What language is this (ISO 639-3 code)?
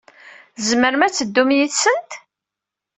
kab